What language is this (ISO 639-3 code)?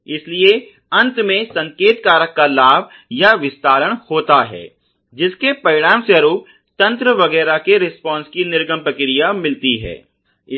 hin